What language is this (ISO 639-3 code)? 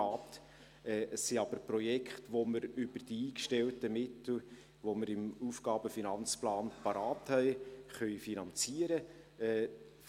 gsw